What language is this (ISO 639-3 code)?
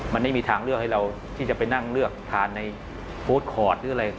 tha